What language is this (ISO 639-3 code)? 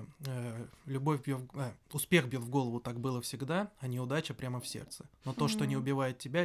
rus